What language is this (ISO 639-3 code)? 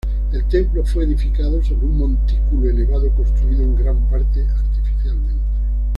spa